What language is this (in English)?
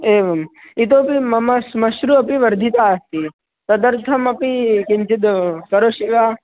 Sanskrit